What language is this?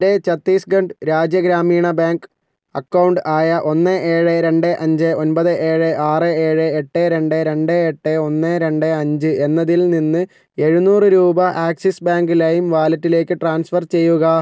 Malayalam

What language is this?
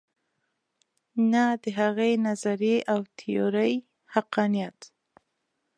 Pashto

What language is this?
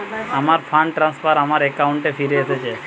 Bangla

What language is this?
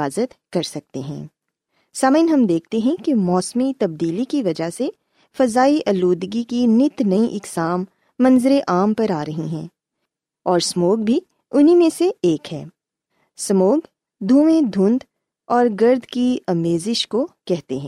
Urdu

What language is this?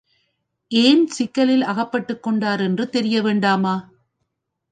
Tamil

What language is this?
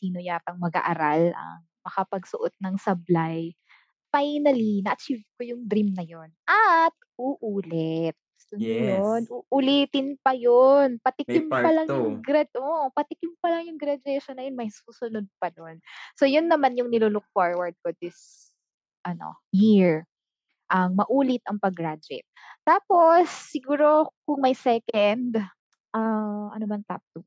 Filipino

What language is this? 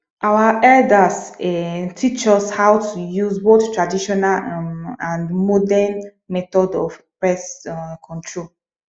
Nigerian Pidgin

